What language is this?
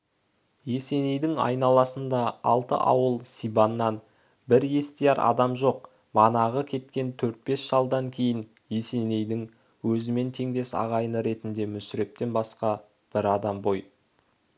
Kazakh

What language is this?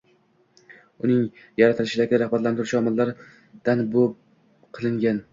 Uzbek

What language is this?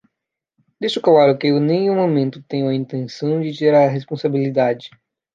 Portuguese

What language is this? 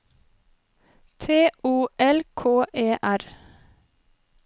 Norwegian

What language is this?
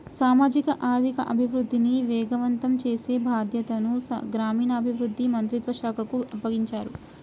Telugu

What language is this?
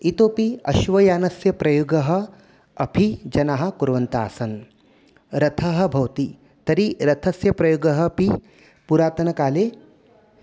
Sanskrit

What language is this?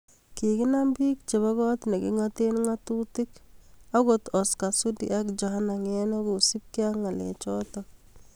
Kalenjin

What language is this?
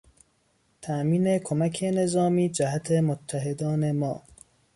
Persian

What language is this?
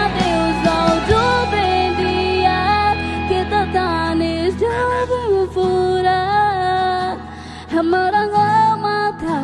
Indonesian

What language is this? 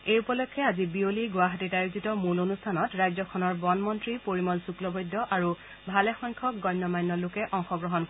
Assamese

